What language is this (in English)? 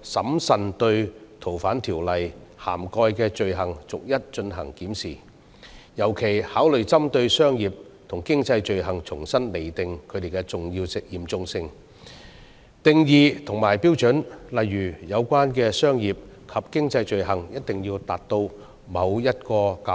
Cantonese